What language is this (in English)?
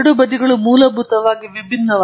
Kannada